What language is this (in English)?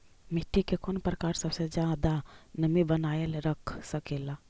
Magahi